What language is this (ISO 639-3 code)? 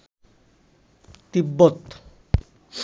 ben